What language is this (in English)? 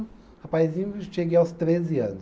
Portuguese